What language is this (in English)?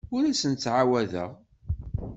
Kabyle